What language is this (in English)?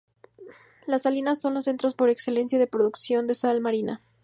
Spanish